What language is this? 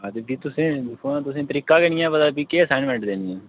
Dogri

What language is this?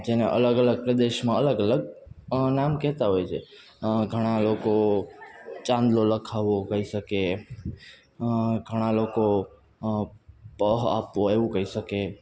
Gujarati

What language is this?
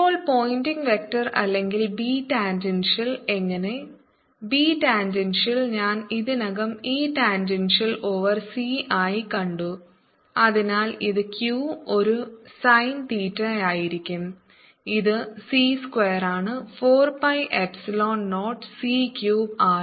Malayalam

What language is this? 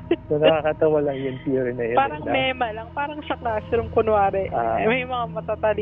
Filipino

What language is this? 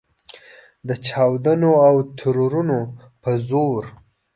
Pashto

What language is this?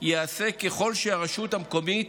Hebrew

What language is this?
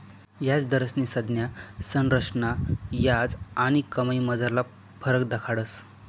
Marathi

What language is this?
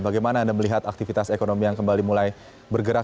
Indonesian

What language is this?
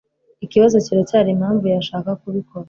Kinyarwanda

